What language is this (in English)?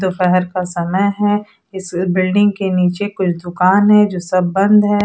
Hindi